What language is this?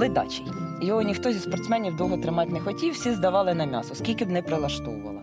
Ukrainian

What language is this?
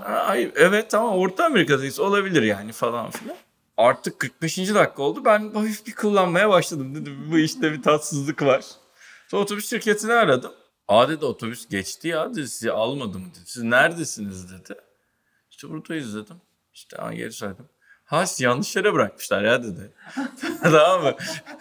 Turkish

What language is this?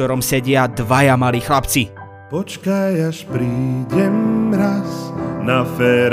Slovak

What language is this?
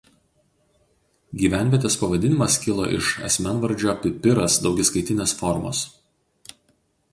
Lithuanian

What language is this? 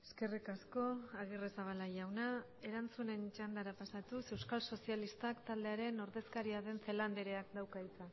Basque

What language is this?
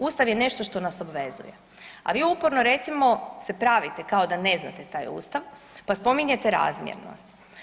Croatian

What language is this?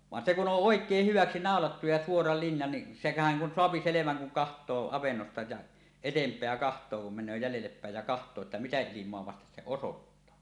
Finnish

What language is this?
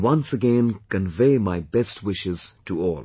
English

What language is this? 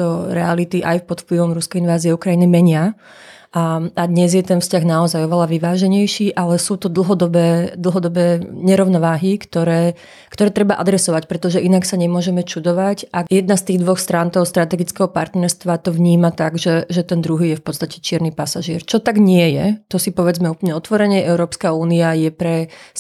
Slovak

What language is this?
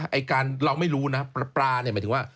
Thai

